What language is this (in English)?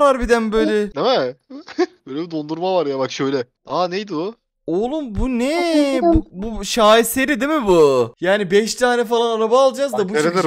Turkish